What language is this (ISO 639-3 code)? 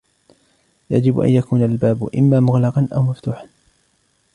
ara